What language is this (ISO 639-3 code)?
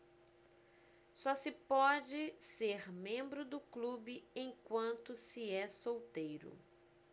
por